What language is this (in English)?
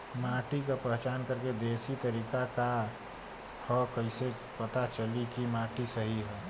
Bhojpuri